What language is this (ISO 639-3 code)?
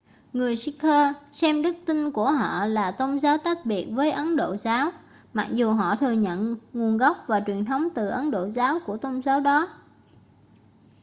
vie